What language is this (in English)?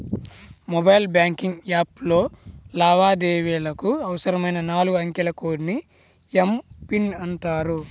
Telugu